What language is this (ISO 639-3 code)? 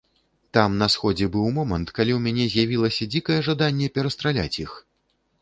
bel